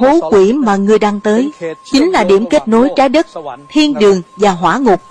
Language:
Vietnamese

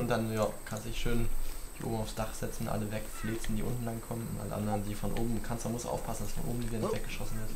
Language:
German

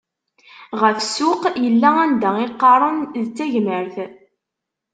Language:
Kabyle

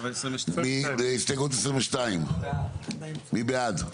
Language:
Hebrew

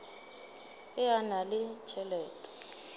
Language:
Northern Sotho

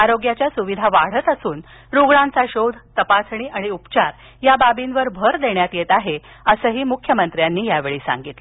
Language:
Marathi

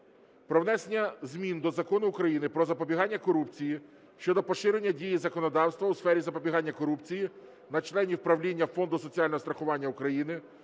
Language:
Ukrainian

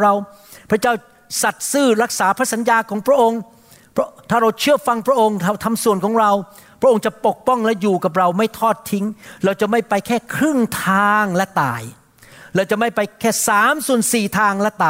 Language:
Thai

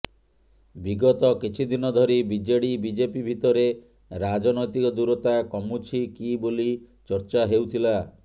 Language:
Odia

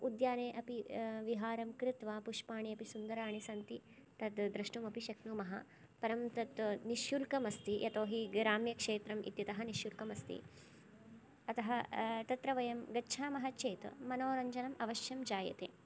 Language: Sanskrit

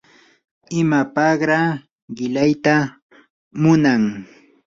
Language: Yanahuanca Pasco Quechua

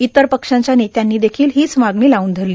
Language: Marathi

